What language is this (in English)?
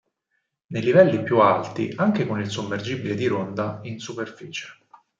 Italian